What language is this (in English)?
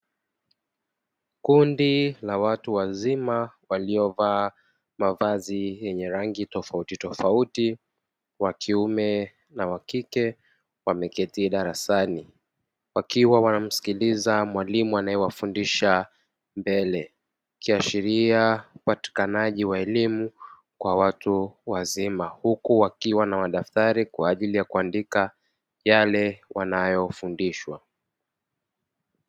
Swahili